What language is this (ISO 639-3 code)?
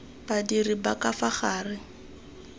tsn